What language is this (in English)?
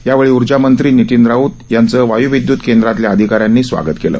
Marathi